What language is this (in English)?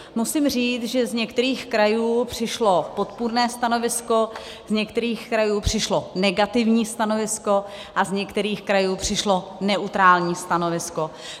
Czech